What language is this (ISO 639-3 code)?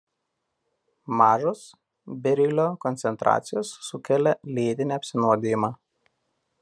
lit